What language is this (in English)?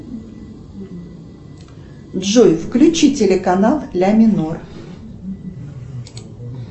Russian